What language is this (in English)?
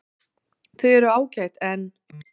Icelandic